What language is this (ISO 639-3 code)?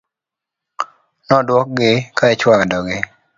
luo